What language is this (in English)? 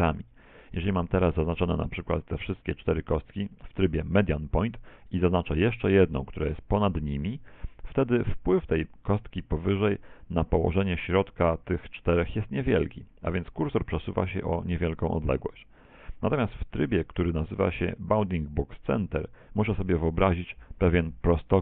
Polish